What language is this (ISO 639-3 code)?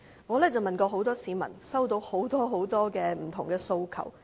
yue